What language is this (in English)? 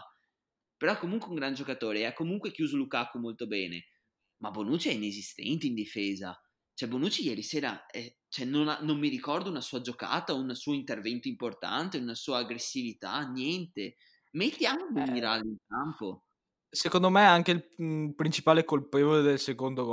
Italian